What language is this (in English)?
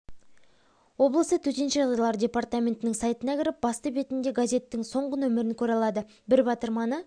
Kazakh